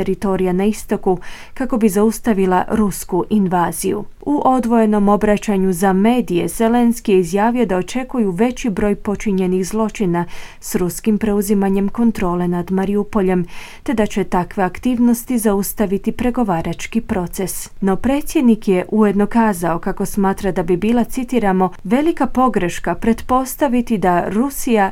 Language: Croatian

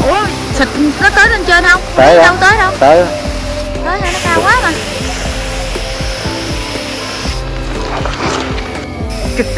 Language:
Vietnamese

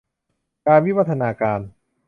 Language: Thai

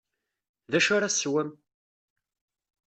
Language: Kabyle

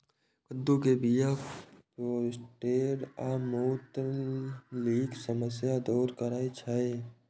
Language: Maithili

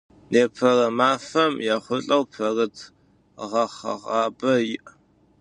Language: Adyghe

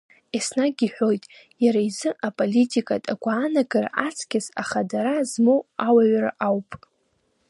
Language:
Abkhazian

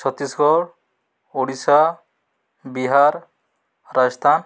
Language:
Odia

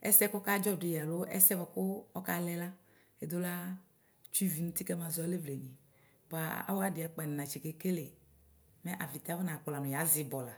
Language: Ikposo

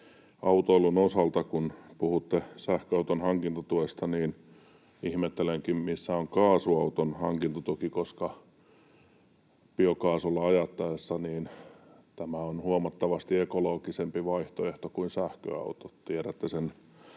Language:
Finnish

